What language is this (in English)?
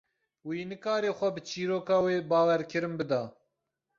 Kurdish